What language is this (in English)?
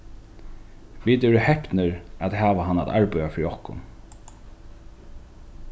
Faroese